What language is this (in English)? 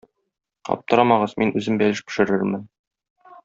Tatar